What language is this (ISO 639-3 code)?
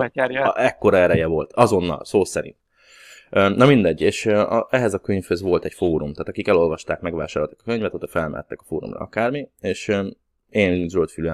hun